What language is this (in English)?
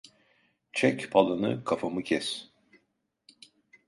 Turkish